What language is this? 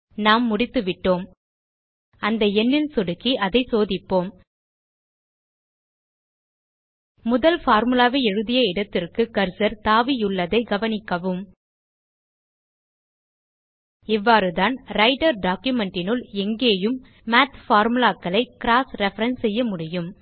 Tamil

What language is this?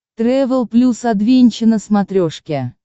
Russian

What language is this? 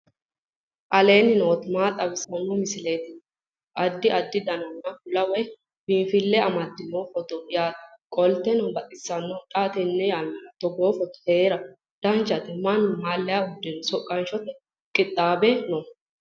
Sidamo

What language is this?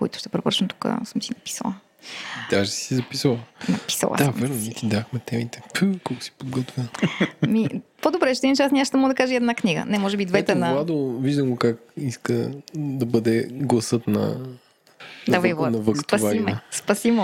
Bulgarian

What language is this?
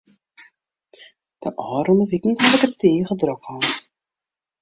Western Frisian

